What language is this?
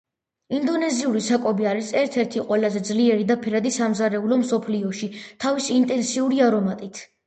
Georgian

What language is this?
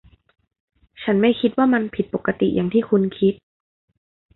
Thai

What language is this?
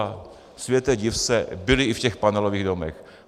Czech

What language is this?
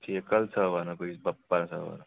Dogri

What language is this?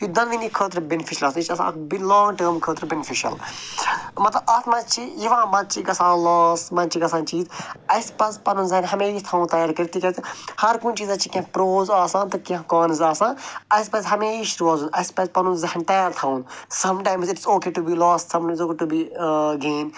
Kashmiri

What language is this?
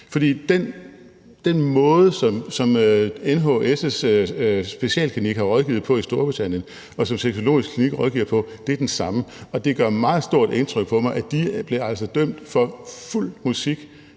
Danish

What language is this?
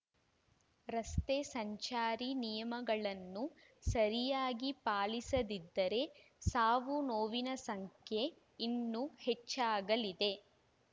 Kannada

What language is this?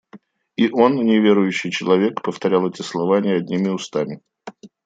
Russian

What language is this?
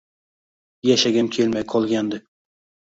Uzbek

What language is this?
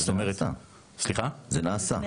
Hebrew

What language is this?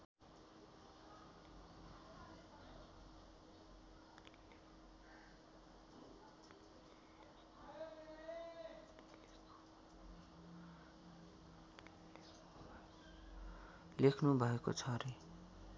Nepali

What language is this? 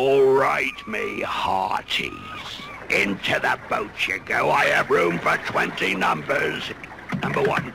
English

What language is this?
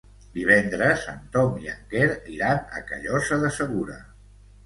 Catalan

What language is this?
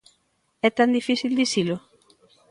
Galician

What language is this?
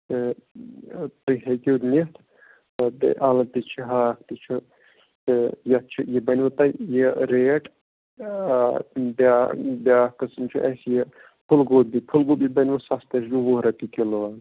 Kashmiri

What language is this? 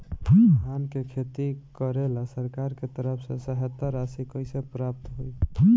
Bhojpuri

